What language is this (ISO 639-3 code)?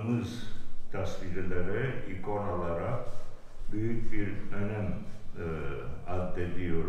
tur